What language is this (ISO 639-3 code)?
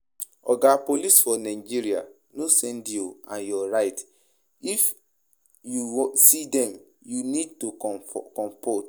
pcm